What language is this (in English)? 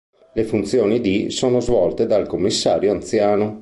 Italian